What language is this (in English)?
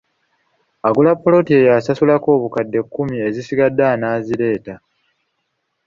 Ganda